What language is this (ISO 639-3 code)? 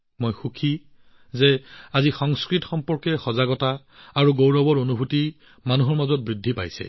asm